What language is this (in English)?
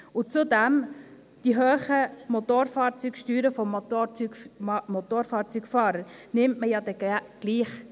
Swiss German